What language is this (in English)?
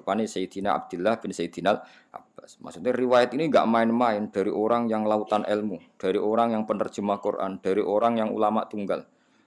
Indonesian